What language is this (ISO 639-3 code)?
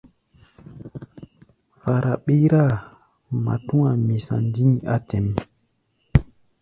gba